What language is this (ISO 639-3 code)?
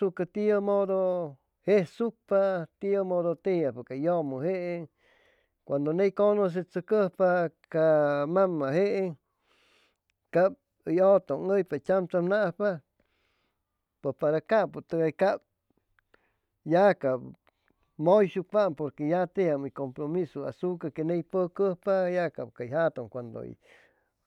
zoh